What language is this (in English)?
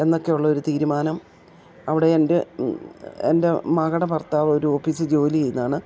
Malayalam